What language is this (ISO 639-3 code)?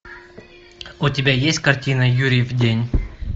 rus